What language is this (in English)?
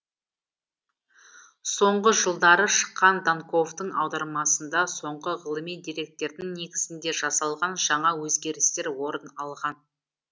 Kazakh